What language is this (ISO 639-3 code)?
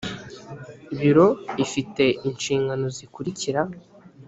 kin